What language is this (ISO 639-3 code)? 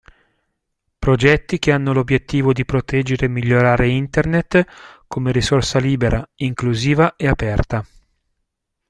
ita